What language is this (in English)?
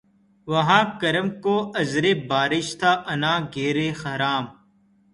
Urdu